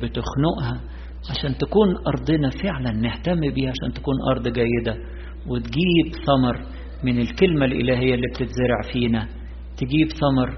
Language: Arabic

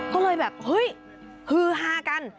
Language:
Thai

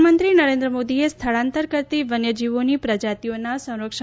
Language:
Gujarati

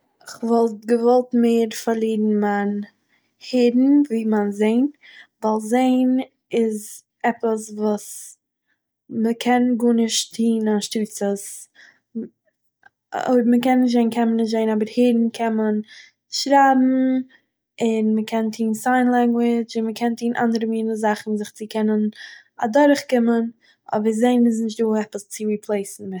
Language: Yiddish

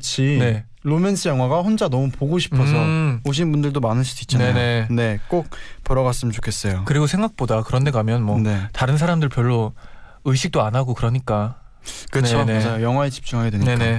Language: Korean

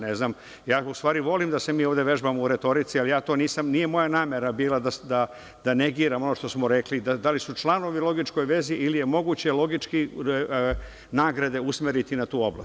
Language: Serbian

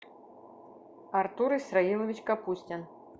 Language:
Russian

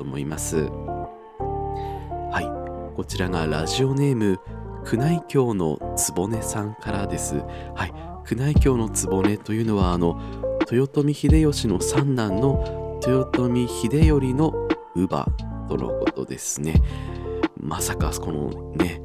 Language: Japanese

